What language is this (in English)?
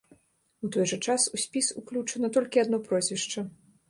Belarusian